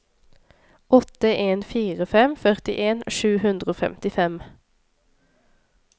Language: Norwegian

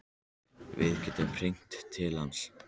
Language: Icelandic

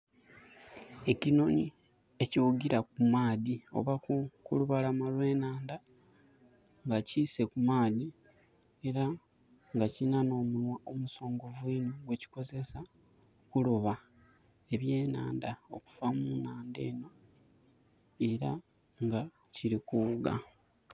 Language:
Soga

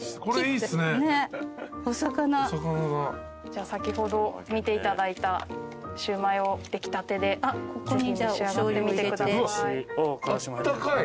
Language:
Japanese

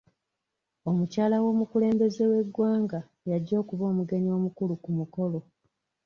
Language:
Ganda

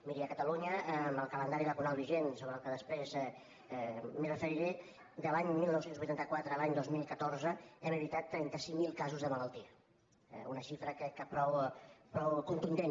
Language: Catalan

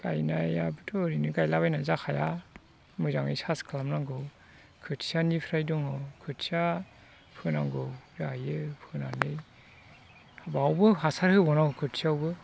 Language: Bodo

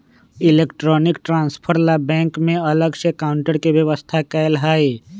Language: Magahi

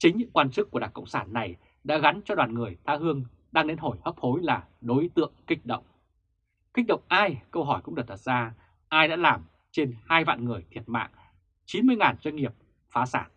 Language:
Vietnamese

